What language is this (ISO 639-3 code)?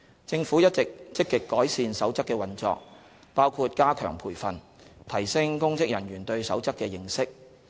yue